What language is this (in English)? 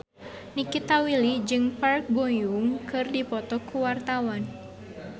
Sundanese